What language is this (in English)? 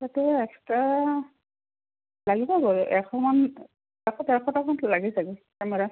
Assamese